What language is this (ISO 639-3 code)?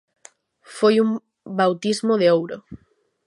glg